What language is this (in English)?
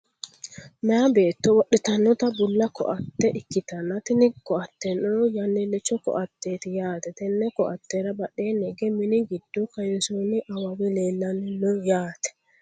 Sidamo